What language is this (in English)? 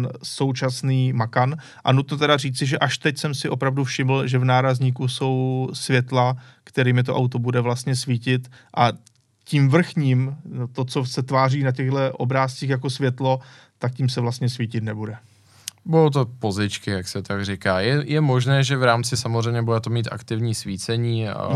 Czech